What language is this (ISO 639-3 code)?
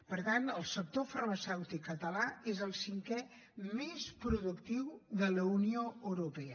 cat